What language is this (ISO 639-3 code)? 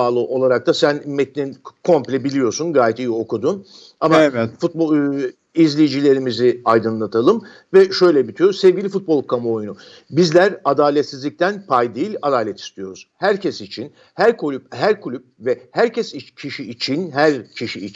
tur